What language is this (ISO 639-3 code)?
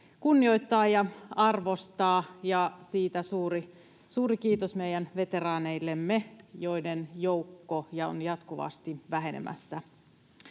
fin